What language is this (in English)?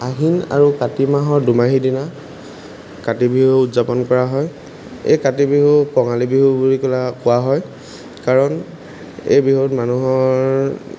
Assamese